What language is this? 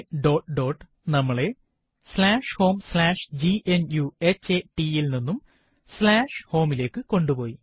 Malayalam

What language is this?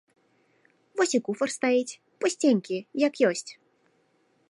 Belarusian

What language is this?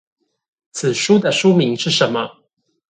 Chinese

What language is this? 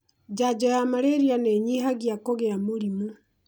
Kikuyu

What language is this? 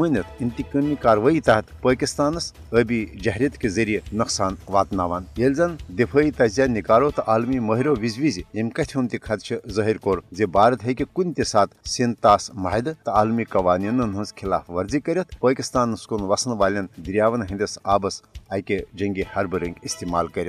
Urdu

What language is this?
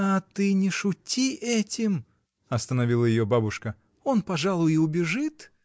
Russian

